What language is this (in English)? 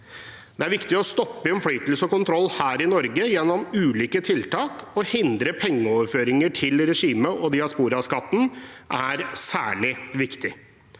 Norwegian